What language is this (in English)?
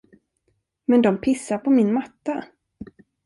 Swedish